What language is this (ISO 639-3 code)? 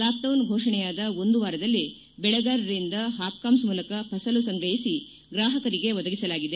kan